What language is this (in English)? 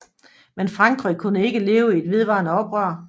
Danish